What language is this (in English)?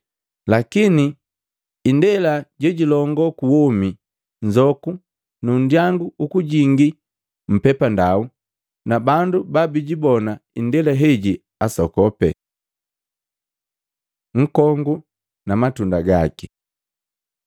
Matengo